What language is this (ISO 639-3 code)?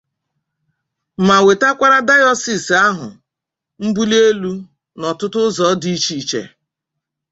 ibo